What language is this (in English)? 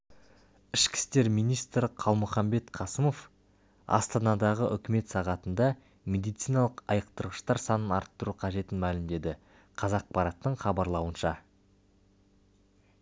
Kazakh